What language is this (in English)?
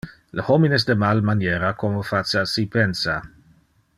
Interlingua